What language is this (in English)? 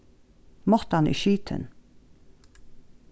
Faroese